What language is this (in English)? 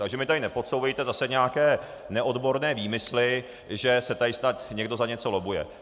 Czech